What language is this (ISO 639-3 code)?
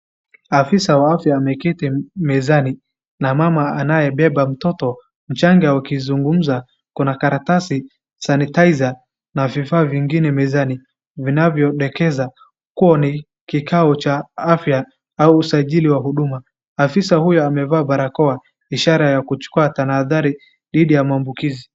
swa